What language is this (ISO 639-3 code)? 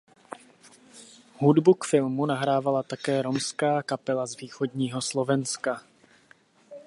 ces